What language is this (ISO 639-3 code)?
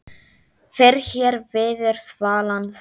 isl